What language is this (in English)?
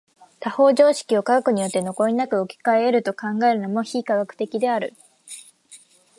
Japanese